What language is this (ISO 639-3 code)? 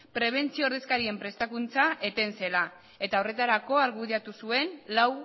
eus